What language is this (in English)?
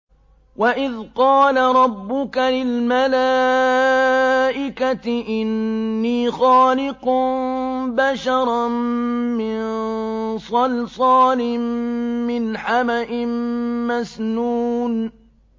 Arabic